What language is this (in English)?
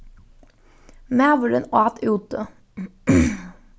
Faroese